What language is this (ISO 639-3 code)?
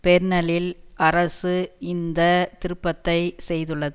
tam